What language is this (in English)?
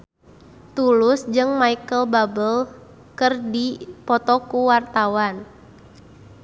Sundanese